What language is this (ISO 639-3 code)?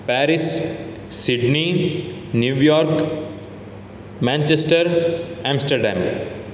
san